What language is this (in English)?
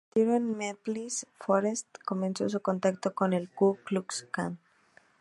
Spanish